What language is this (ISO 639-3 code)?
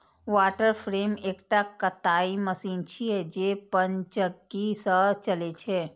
mai